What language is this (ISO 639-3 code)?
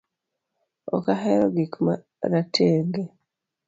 luo